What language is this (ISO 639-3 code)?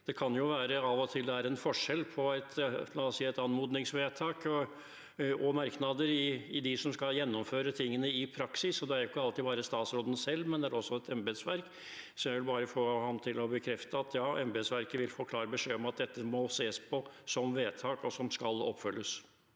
nor